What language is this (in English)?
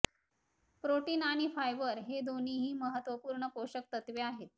Marathi